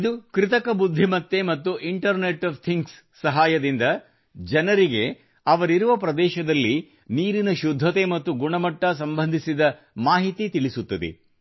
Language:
Kannada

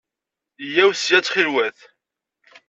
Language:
Kabyle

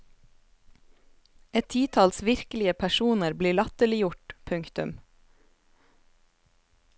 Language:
Norwegian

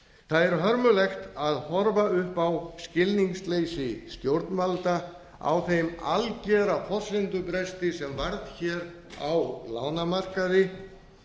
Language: Icelandic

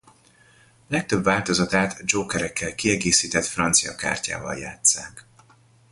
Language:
Hungarian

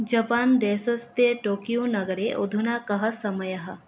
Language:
Sanskrit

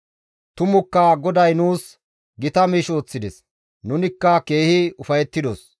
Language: Gamo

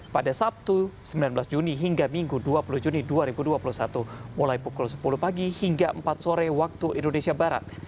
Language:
Indonesian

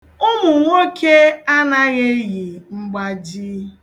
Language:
Igbo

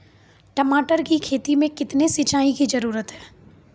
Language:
Maithili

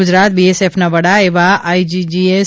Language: Gujarati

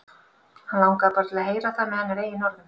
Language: Icelandic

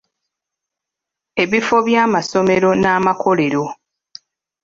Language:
Ganda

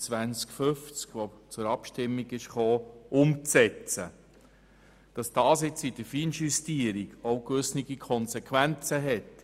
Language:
Swiss German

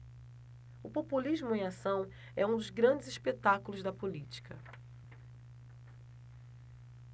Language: Portuguese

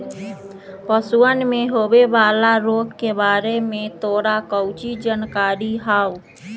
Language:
Magahi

